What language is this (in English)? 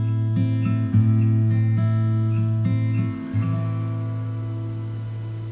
Slovak